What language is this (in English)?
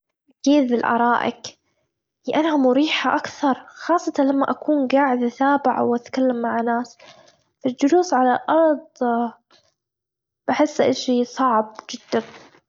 Gulf Arabic